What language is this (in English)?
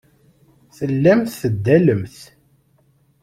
Kabyle